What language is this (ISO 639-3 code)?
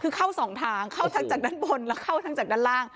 tha